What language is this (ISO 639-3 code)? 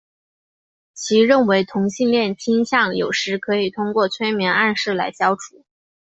zho